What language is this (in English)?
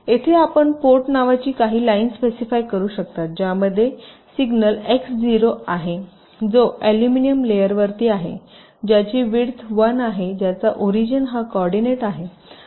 Marathi